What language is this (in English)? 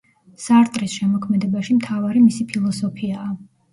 Georgian